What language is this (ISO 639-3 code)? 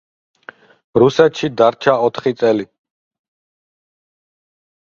kat